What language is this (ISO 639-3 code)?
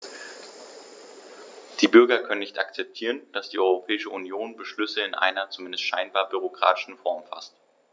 deu